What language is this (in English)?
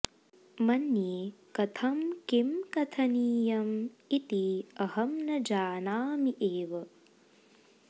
Sanskrit